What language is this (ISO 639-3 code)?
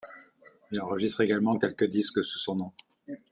fra